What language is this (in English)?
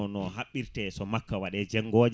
Fula